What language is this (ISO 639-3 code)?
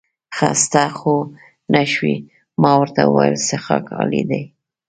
pus